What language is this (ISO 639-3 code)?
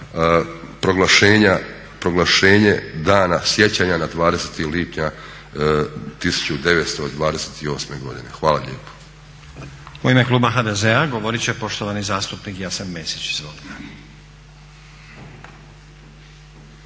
hrv